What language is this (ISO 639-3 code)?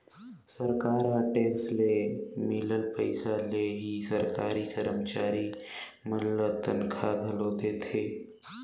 hne